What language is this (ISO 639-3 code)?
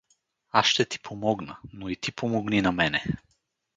bul